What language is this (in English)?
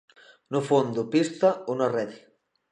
Galician